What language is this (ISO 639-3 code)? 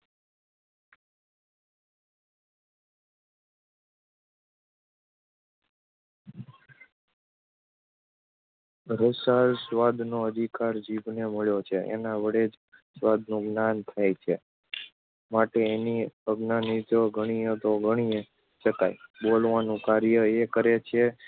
guj